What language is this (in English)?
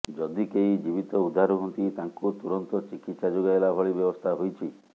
Odia